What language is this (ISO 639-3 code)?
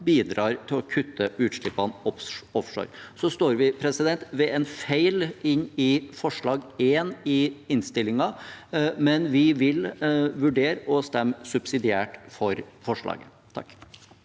nor